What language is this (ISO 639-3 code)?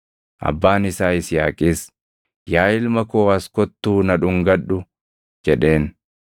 orm